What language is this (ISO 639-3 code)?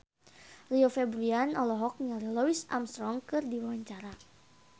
sun